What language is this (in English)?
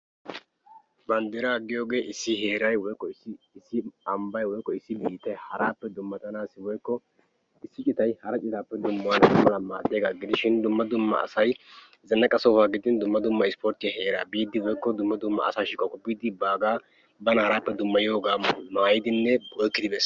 Wolaytta